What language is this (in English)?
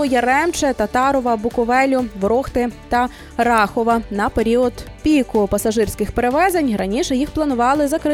Ukrainian